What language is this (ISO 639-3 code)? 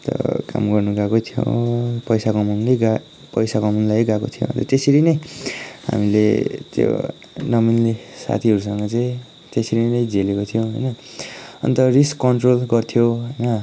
nep